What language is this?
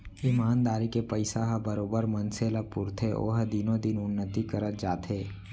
Chhattisgarhi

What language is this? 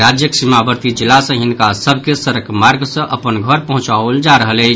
Maithili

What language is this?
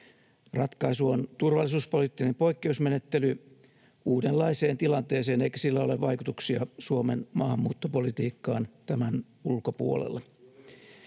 Finnish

